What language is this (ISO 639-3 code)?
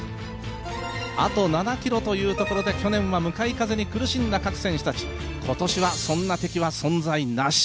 jpn